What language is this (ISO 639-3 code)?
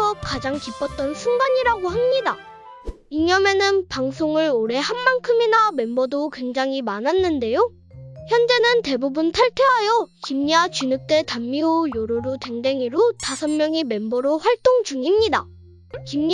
kor